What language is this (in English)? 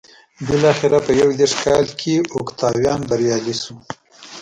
Pashto